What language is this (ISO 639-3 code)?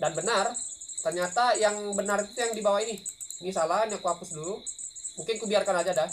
ind